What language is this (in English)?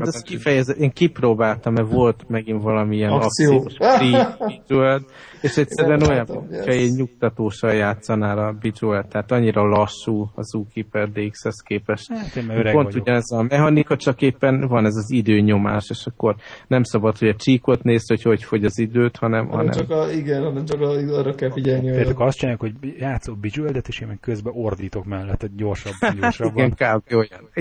Hungarian